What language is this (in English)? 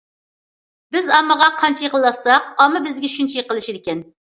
Uyghur